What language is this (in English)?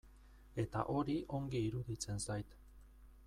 Basque